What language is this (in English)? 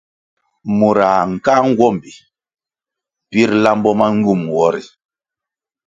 Kwasio